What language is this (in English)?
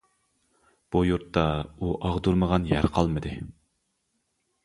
Uyghur